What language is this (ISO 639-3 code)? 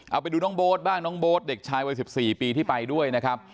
tha